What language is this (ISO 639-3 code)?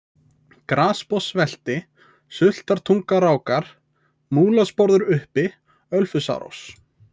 isl